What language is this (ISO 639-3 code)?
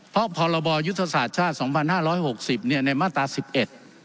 tha